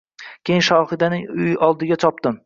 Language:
Uzbek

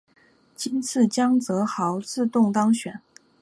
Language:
Chinese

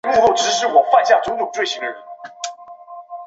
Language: Chinese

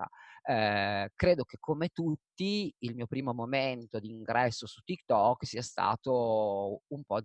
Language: Italian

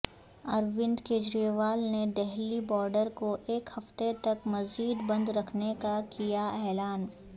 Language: Urdu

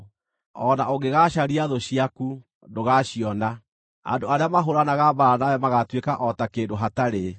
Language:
Kikuyu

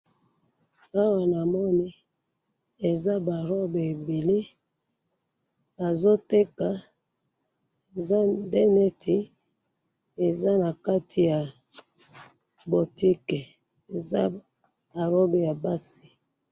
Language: Lingala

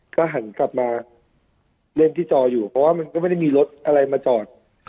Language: Thai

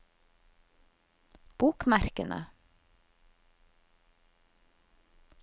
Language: Norwegian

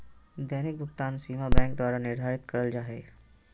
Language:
Magahi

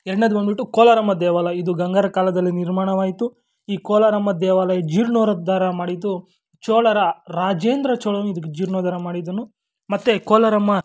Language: Kannada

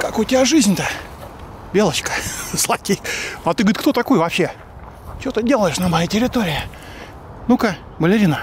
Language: Russian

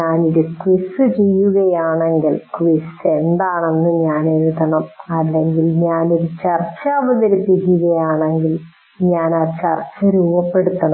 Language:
Malayalam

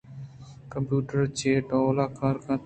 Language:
Eastern Balochi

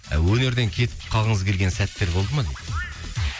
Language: Kazakh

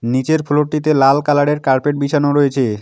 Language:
Bangla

